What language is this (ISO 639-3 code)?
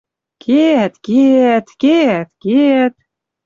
mrj